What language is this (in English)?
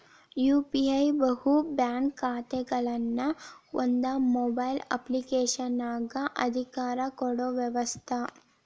Kannada